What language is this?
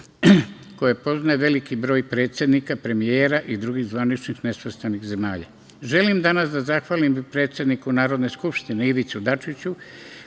Serbian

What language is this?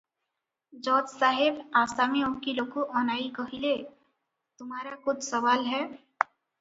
Odia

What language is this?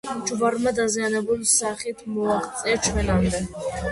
Georgian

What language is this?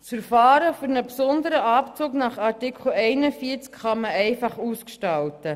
Swiss German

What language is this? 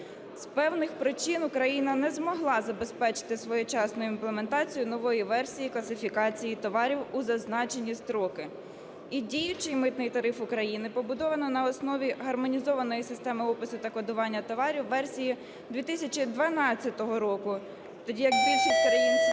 Ukrainian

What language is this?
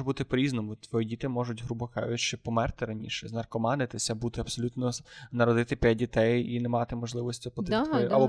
Ukrainian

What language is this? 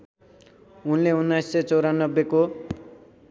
Nepali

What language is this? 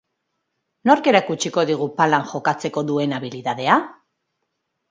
Basque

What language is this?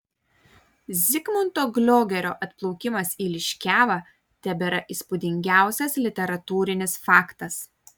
Lithuanian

